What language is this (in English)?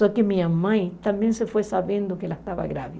Portuguese